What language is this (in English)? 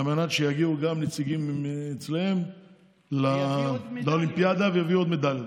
Hebrew